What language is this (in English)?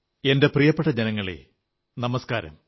Malayalam